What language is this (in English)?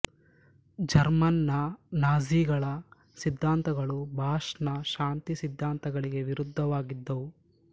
Kannada